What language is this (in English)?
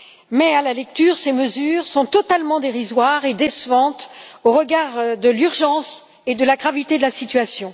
French